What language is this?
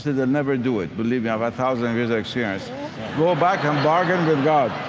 English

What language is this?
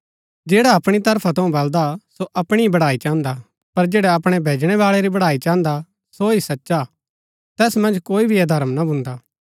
Gaddi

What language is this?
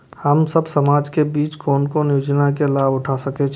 Maithili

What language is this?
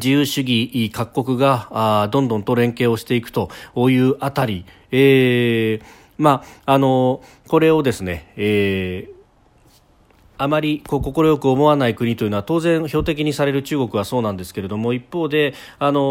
Japanese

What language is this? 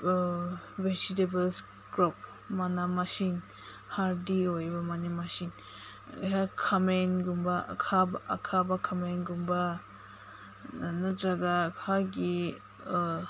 Manipuri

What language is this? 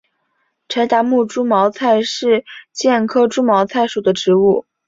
Chinese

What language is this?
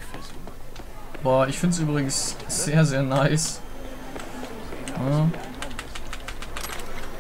German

